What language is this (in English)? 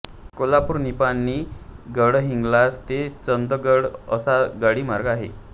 Marathi